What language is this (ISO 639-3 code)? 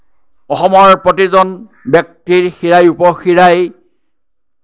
asm